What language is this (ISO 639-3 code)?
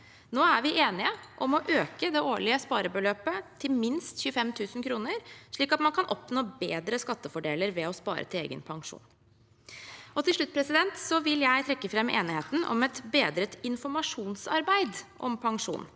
nor